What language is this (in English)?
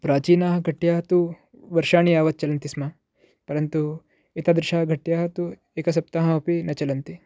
Sanskrit